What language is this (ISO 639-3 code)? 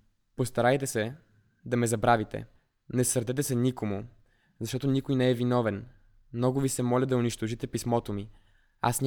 bul